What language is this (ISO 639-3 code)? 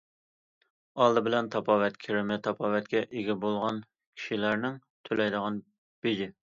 uig